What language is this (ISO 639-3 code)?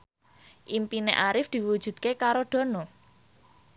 jav